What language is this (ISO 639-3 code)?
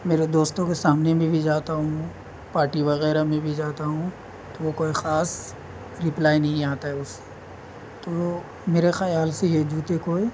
urd